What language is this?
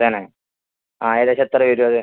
Malayalam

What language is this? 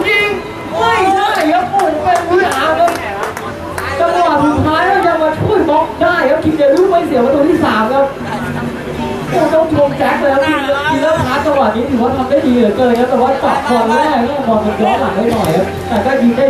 Thai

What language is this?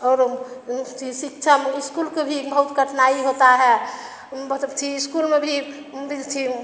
Hindi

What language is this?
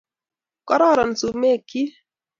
Kalenjin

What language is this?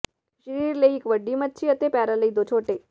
Punjabi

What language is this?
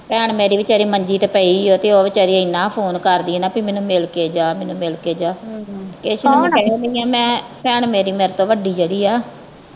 Punjabi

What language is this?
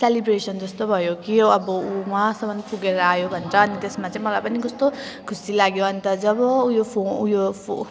Nepali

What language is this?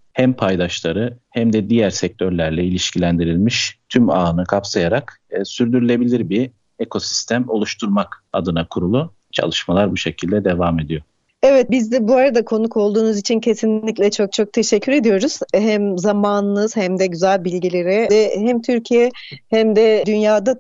Turkish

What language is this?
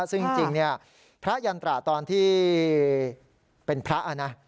Thai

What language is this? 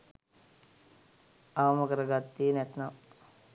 Sinhala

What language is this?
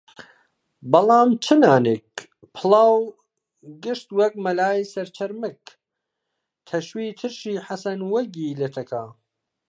Central Kurdish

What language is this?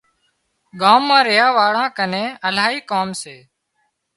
Wadiyara Koli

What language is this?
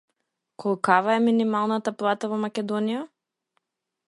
Macedonian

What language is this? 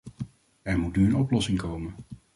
Dutch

